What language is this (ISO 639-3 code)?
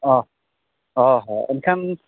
sat